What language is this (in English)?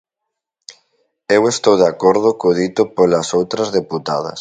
Galician